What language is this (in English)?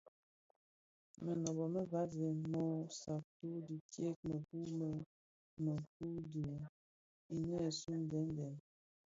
Bafia